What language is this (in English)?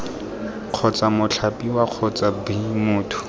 Tswana